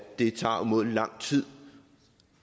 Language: Danish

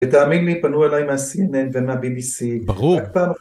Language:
Hebrew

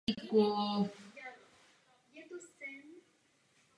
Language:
Czech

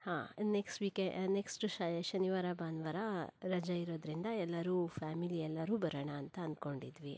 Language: Kannada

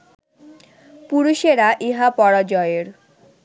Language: Bangla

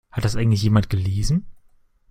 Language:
German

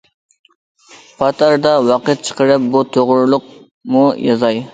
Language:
Uyghur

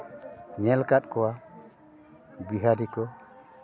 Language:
Santali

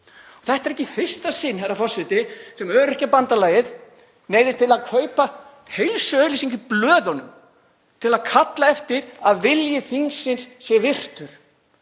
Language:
Icelandic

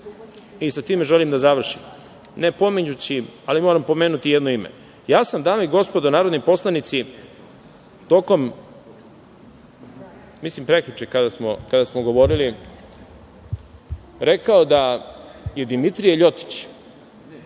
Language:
Serbian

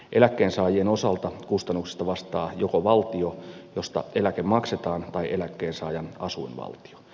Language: Finnish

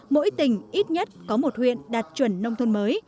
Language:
Vietnamese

